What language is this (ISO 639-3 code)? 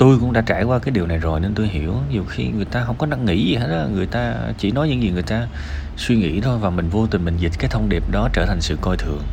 vie